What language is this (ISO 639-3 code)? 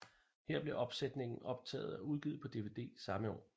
dan